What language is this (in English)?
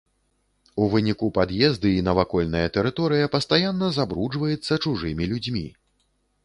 Belarusian